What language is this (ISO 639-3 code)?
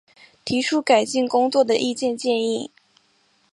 zho